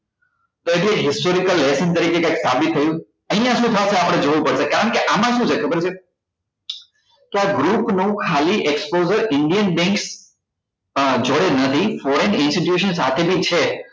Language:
Gujarati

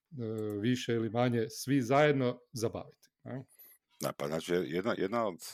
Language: Croatian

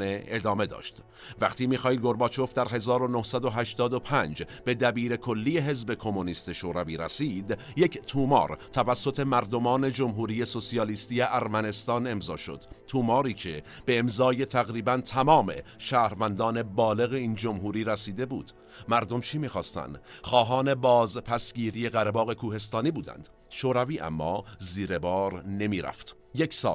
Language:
Persian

